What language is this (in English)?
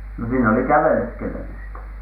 Finnish